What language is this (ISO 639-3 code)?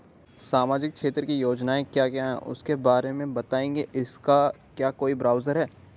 hin